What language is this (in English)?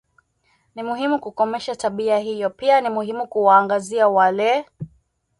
Swahili